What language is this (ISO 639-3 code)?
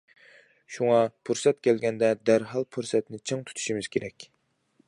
uig